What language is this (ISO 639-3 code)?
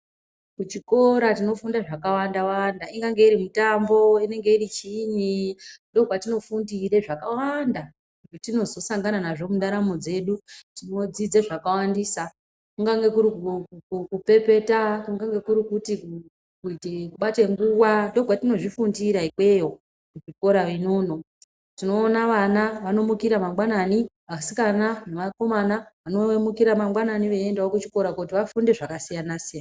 ndc